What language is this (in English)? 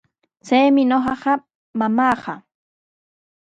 Sihuas Ancash Quechua